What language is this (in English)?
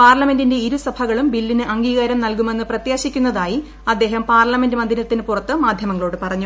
Malayalam